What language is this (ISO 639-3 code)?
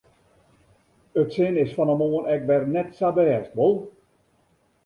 fry